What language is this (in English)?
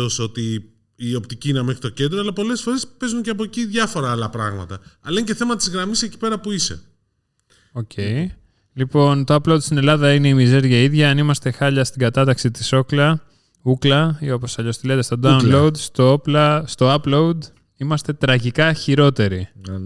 Greek